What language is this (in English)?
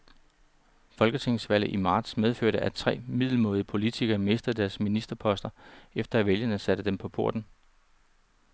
Danish